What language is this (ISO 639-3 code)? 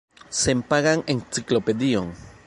epo